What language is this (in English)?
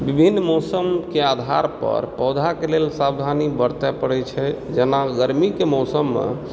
Maithili